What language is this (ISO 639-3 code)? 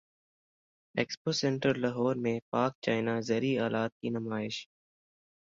urd